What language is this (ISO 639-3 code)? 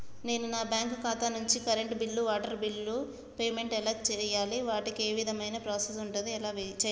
tel